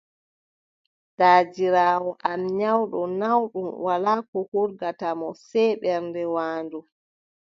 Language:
Adamawa Fulfulde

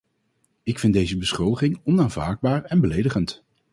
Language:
Dutch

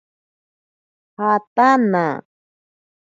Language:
Ashéninka Perené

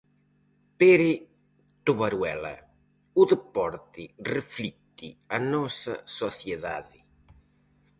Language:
Galician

